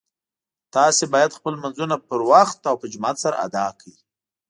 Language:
Pashto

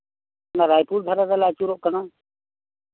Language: Santali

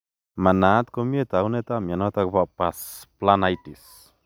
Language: Kalenjin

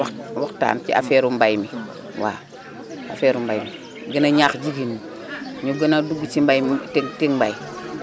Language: Wolof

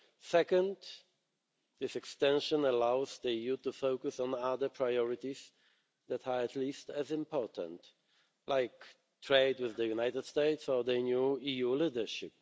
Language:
English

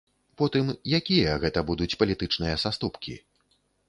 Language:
Belarusian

